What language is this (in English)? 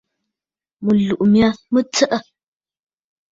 Bafut